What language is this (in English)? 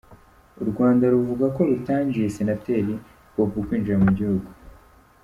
Kinyarwanda